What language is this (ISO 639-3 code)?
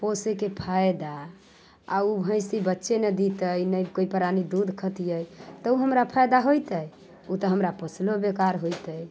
mai